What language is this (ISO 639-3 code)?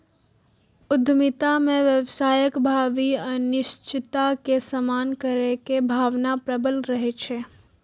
mai